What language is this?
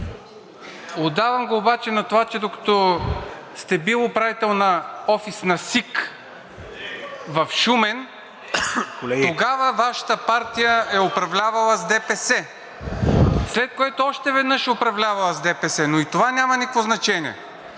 Bulgarian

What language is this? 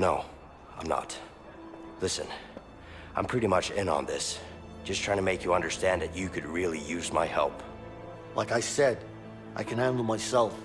Turkish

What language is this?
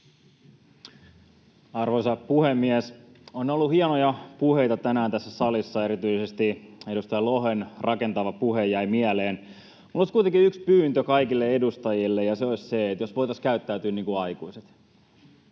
Finnish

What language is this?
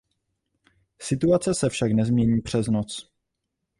Czech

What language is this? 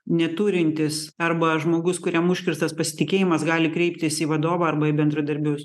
Lithuanian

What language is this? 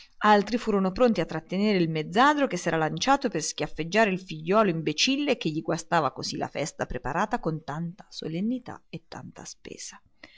Italian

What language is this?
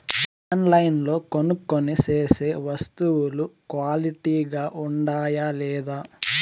Telugu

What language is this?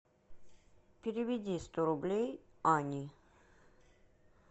Russian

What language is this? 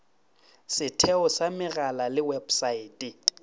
Northern Sotho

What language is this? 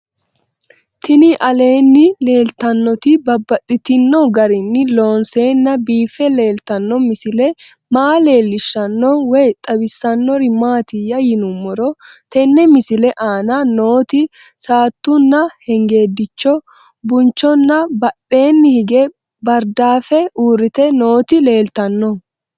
Sidamo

